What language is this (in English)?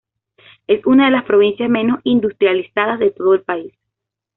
Spanish